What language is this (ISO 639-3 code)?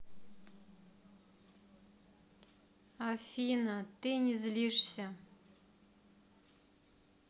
rus